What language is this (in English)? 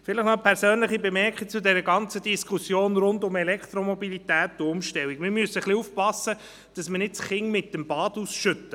Swiss German